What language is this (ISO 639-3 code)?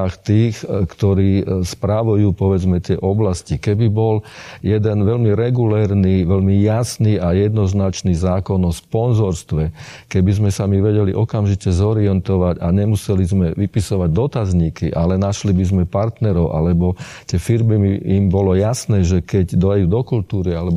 slk